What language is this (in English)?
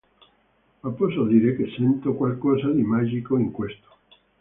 Italian